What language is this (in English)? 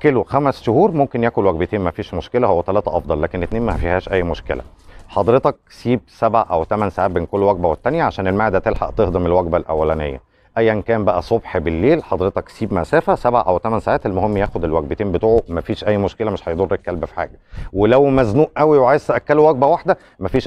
Arabic